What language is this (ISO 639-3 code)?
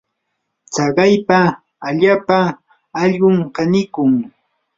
qur